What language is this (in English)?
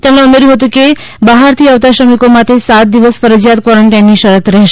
Gujarati